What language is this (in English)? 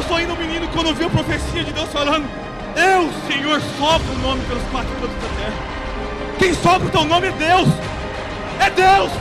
Portuguese